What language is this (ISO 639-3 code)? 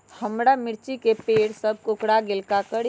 mag